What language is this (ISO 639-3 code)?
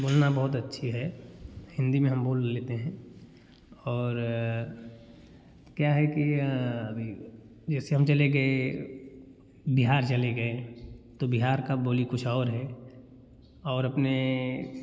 hin